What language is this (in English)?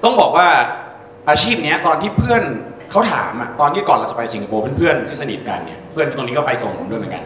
Thai